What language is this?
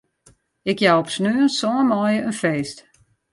Western Frisian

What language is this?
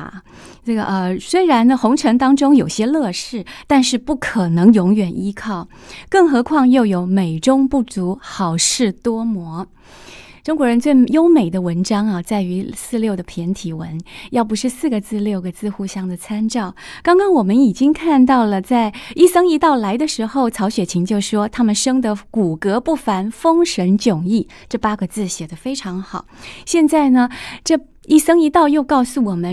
Chinese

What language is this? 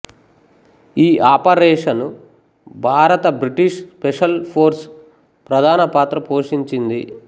Telugu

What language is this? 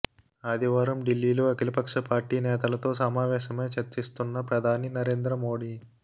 Telugu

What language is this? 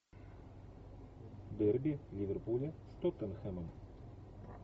Russian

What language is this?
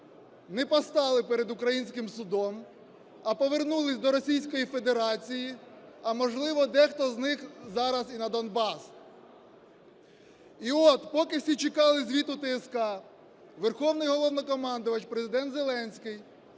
Ukrainian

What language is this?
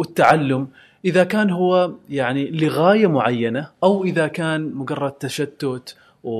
Arabic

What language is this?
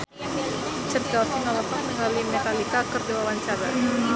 Sundanese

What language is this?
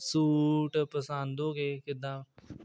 Punjabi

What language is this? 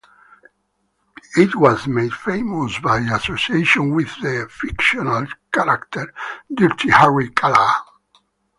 English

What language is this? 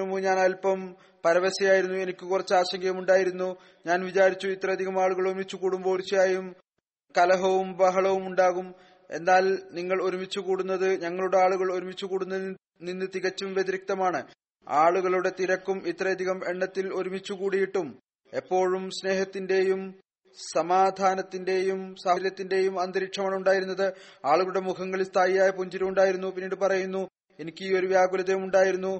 Malayalam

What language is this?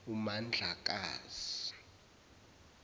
Zulu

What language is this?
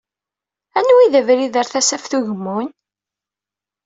Kabyle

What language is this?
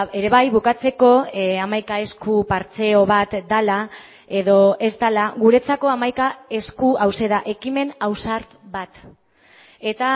Basque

